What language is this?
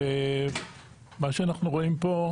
Hebrew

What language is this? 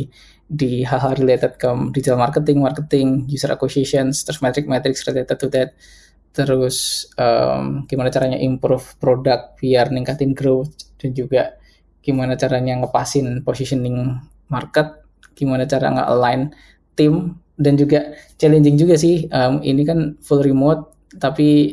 Indonesian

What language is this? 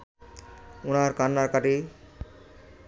Bangla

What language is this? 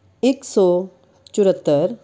Punjabi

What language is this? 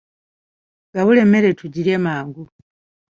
Ganda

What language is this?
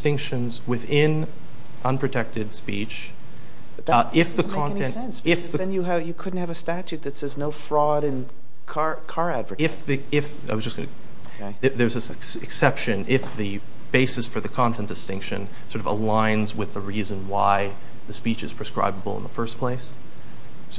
English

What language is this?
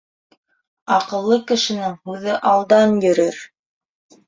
Bashkir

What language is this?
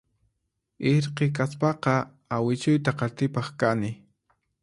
Puno Quechua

